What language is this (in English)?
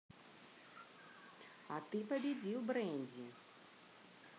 Russian